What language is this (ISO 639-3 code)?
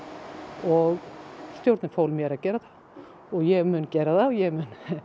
isl